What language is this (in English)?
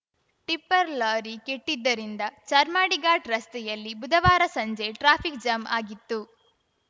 Kannada